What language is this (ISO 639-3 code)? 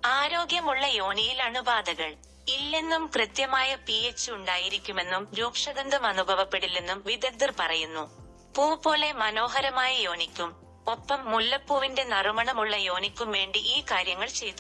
mal